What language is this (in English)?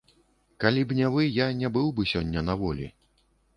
Belarusian